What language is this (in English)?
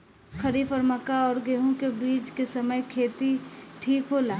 Bhojpuri